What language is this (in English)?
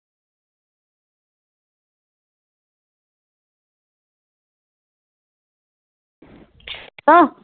Punjabi